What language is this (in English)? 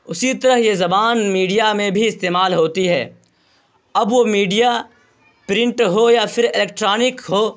Urdu